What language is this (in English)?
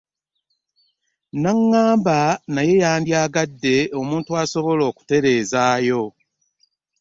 Ganda